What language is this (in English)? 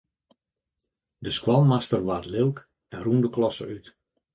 Western Frisian